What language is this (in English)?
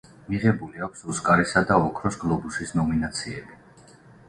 Georgian